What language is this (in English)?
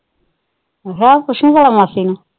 Punjabi